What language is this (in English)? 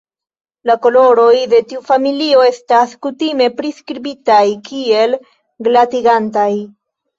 Esperanto